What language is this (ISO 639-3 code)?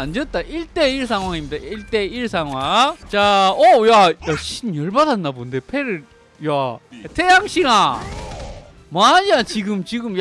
kor